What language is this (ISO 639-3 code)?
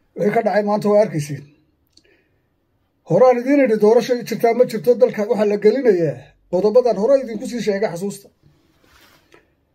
ara